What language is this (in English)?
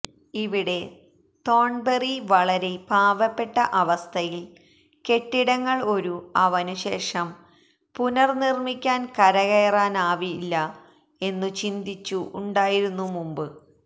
Malayalam